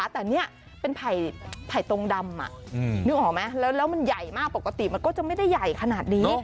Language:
Thai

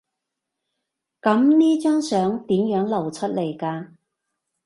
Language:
Cantonese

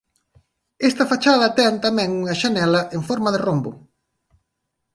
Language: Galician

